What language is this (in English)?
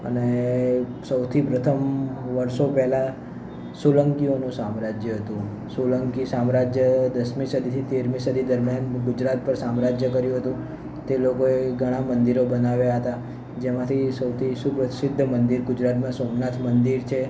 Gujarati